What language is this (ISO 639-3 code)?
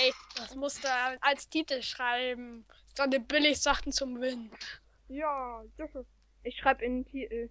deu